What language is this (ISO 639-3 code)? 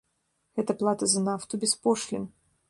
bel